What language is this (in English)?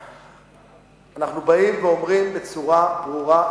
Hebrew